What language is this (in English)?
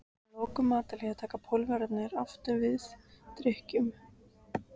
Icelandic